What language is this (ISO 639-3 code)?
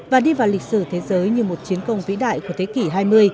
vie